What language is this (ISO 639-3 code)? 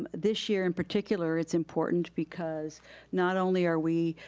eng